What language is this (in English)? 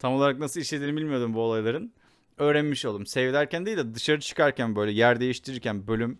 Turkish